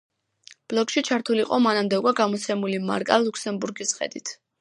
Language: Georgian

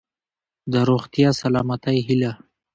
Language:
Pashto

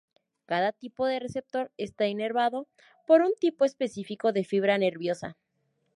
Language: Spanish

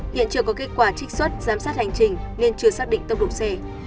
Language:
Vietnamese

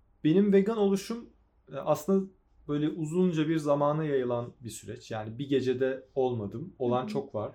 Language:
Turkish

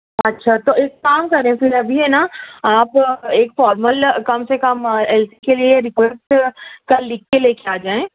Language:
Urdu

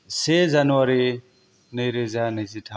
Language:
Bodo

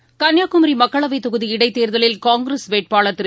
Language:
Tamil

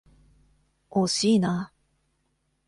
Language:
Japanese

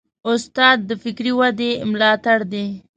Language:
Pashto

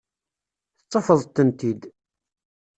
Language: Kabyle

